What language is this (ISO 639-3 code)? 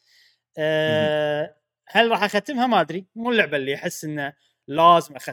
ara